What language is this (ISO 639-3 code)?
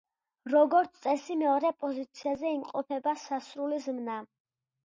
kat